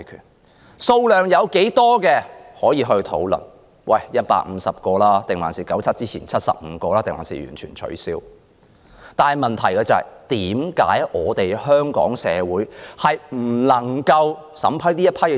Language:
Cantonese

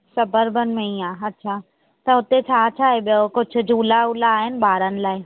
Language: Sindhi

